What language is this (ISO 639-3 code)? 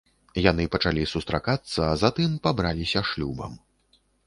bel